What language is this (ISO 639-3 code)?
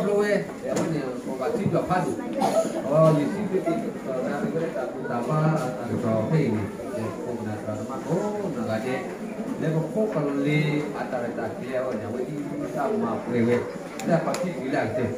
ind